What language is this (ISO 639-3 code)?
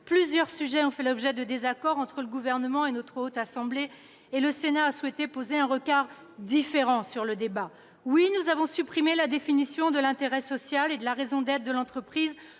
fra